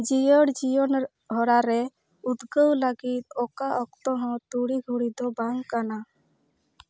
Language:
Santali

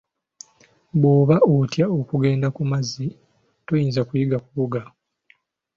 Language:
Ganda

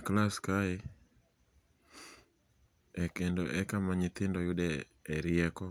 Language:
Luo (Kenya and Tanzania)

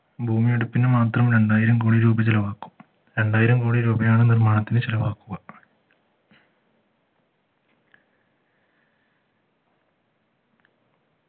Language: Malayalam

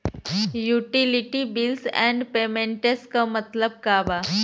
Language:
Bhojpuri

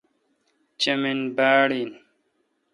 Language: Kalkoti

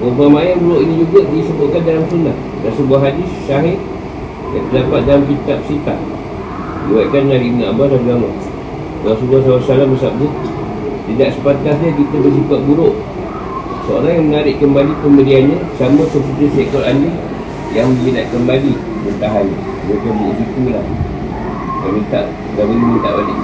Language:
Malay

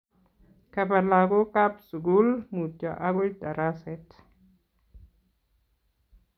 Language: Kalenjin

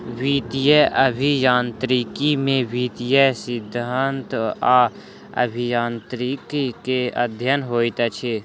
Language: Maithili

